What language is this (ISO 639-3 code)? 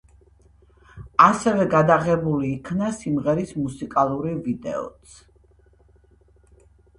kat